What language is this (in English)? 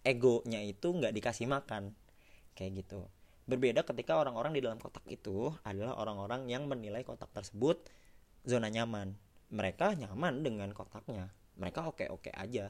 Indonesian